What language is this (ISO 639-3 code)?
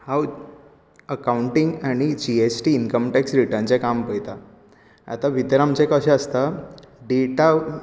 kok